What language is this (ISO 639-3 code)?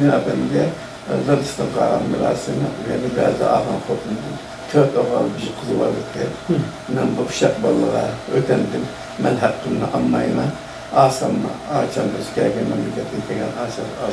tur